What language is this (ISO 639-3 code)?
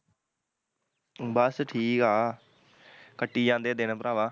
pan